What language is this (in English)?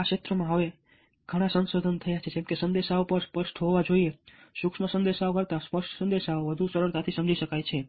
Gujarati